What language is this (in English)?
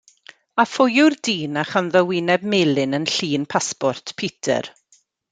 Welsh